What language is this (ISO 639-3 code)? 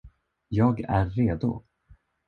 swe